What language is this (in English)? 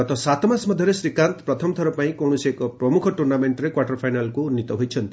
Odia